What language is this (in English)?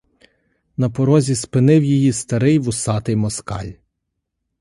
Ukrainian